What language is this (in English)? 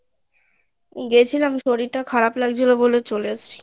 Bangla